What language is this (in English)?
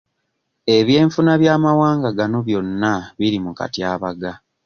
Ganda